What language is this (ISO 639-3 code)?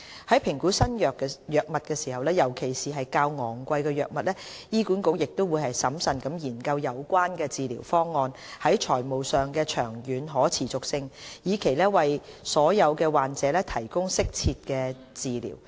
yue